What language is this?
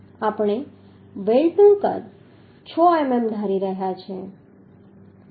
Gujarati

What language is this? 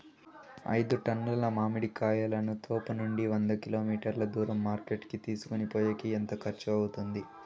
Telugu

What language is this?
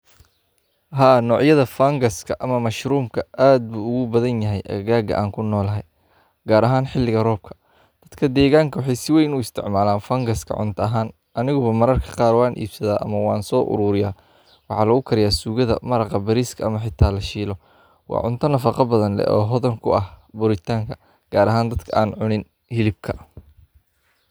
Somali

